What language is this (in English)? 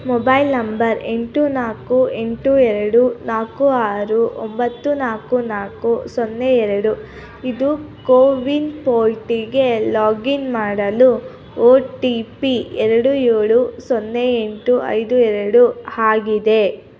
Kannada